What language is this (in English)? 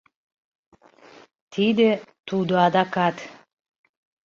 Mari